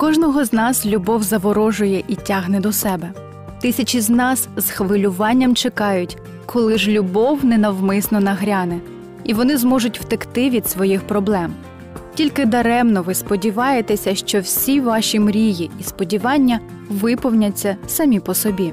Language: Ukrainian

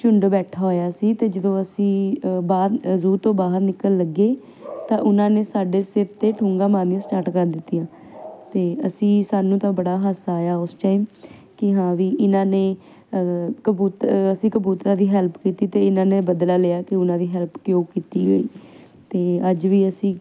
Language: Punjabi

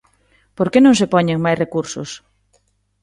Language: Galician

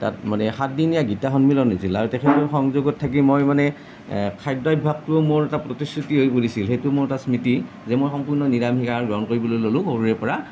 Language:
Assamese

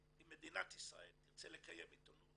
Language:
Hebrew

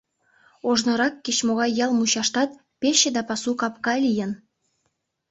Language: Mari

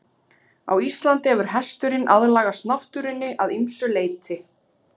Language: Icelandic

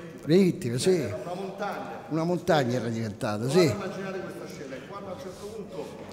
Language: Italian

